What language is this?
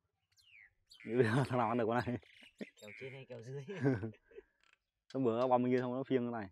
Vietnamese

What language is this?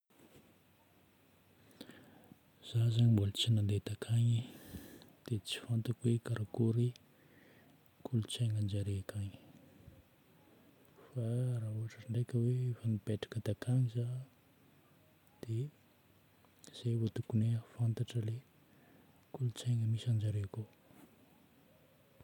Northern Betsimisaraka Malagasy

